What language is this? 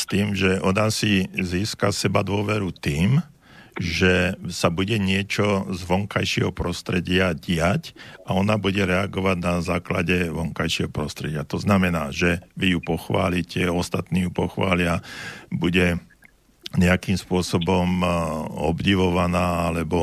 Slovak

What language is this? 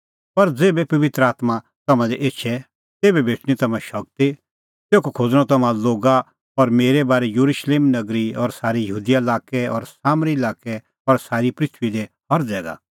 Kullu Pahari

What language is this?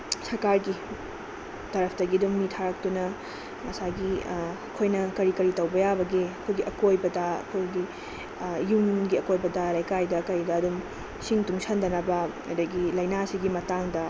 Manipuri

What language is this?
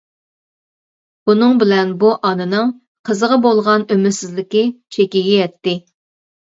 Uyghur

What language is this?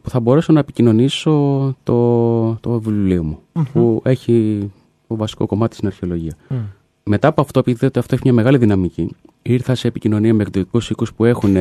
Greek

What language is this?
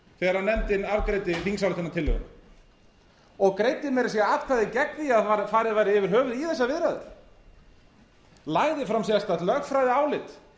Icelandic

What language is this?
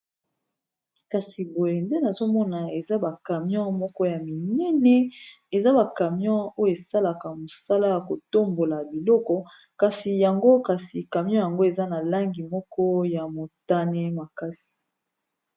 Lingala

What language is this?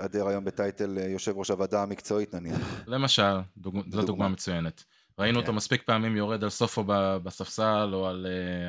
Hebrew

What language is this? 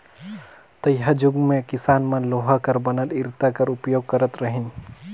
Chhattisgarhi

